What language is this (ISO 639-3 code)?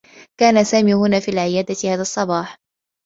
ara